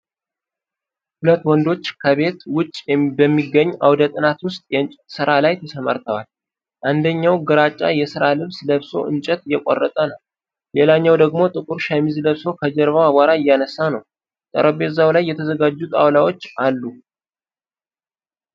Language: Amharic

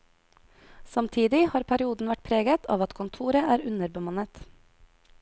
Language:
Norwegian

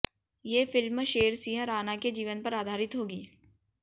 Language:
Hindi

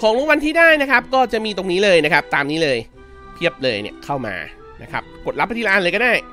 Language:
Thai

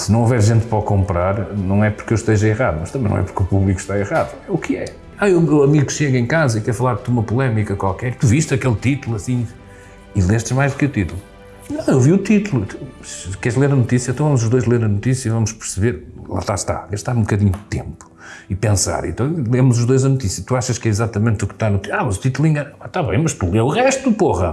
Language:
Portuguese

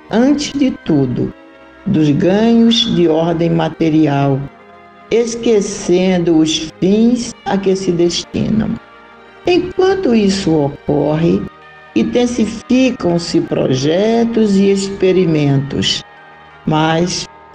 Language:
Portuguese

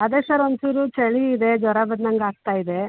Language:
Kannada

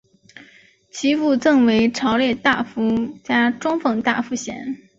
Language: Chinese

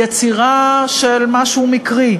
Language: Hebrew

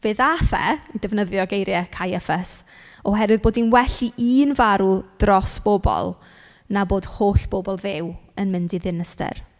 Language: Welsh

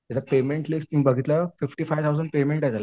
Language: Marathi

